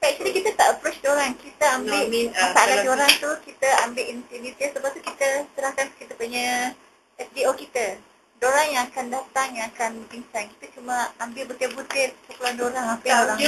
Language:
Malay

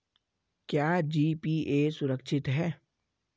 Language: Hindi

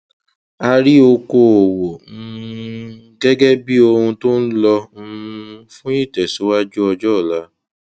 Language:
Yoruba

